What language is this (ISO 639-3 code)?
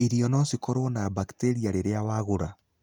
kik